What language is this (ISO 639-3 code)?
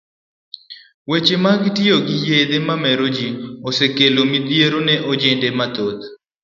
luo